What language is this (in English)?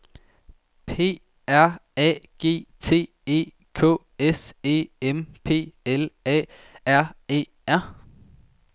Danish